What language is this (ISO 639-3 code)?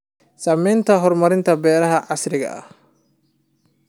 som